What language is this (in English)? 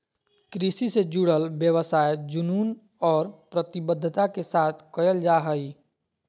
Magahi